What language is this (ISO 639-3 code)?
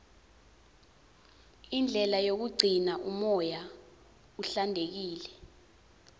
ssw